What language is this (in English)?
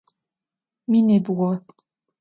Adyghe